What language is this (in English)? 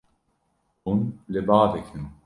Kurdish